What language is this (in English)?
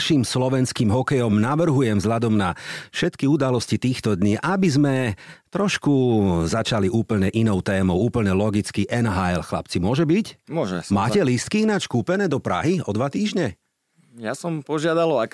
Slovak